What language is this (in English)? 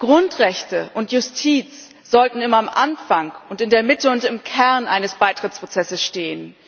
German